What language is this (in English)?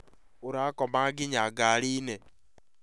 Kikuyu